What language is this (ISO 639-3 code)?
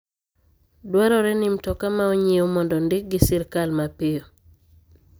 luo